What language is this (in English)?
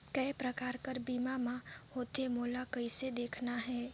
Chhattisgarhi